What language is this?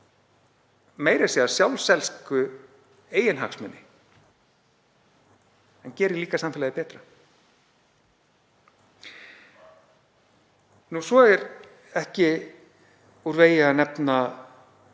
Icelandic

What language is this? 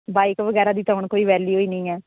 Punjabi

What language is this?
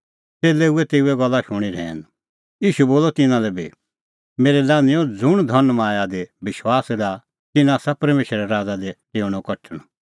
Kullu Pahari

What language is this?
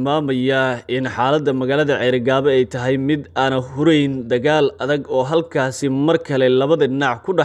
Arabic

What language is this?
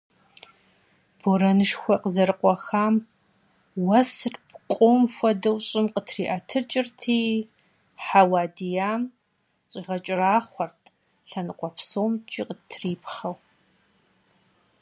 Kabardian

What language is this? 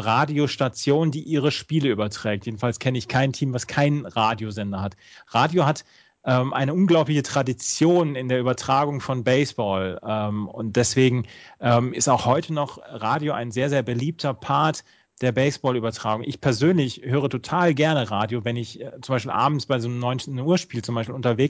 German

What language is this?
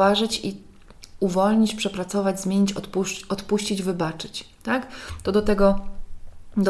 Polish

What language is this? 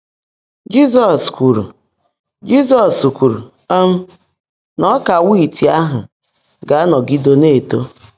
Igbo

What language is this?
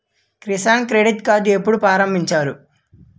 Telugu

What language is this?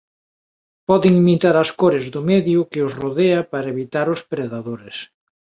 Galician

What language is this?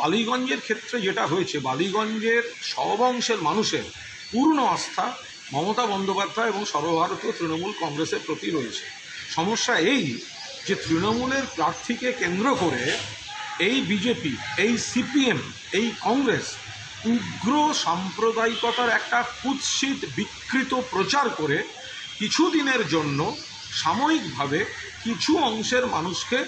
Polish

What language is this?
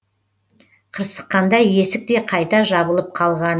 Kazakh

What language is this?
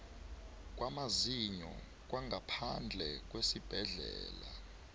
South Ndebele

